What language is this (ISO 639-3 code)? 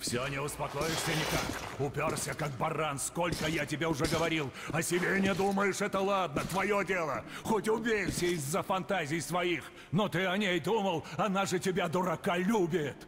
rus